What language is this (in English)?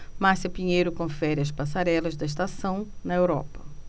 Portuguese